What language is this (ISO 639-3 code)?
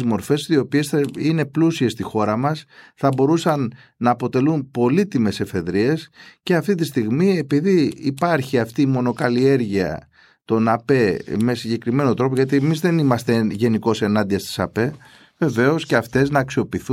ell